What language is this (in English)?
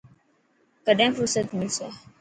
Dhatki